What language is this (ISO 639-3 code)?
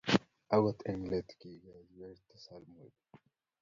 kln